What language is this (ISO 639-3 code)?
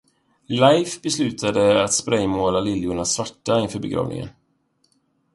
swe